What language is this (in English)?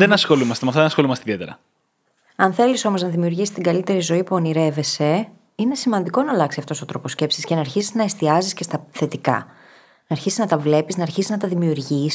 Greek